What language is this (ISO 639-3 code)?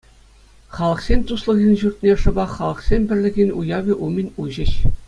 chv